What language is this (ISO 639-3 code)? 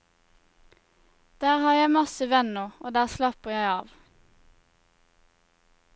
nor